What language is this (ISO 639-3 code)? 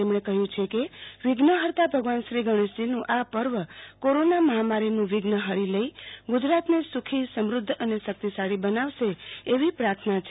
guj